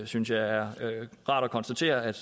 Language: Danish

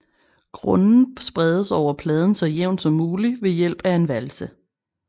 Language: Danish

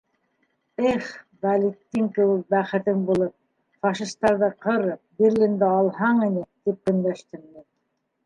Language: Bashkir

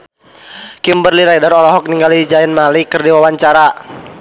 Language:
Sundanese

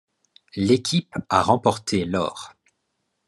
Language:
French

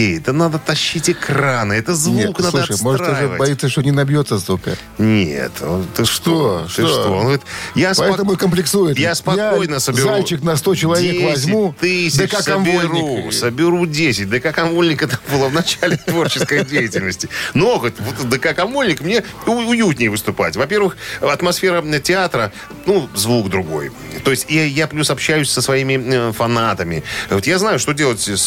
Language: Russian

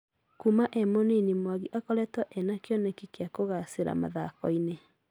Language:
Kikuyu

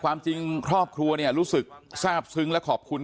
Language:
Thai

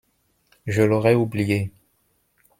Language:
French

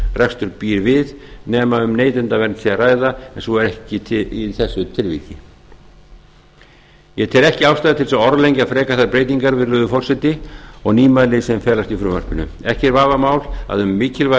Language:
Icelandic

